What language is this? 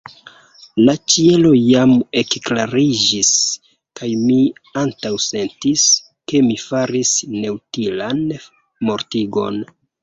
Esperanto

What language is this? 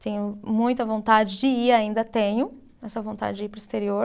Portuguese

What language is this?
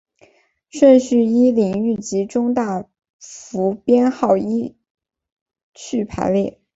Chinese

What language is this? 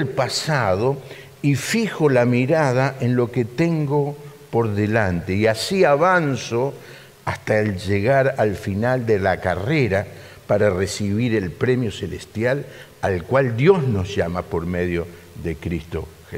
Spanish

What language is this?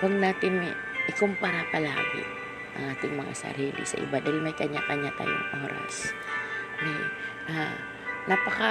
Filipino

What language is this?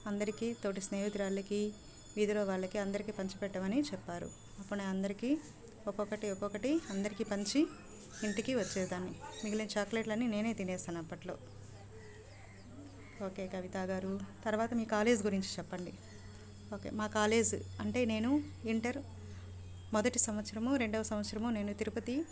Telugu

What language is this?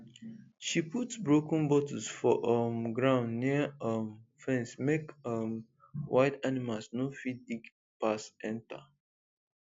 Nigerian Pidgin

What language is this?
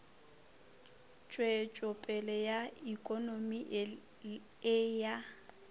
Northern Sotho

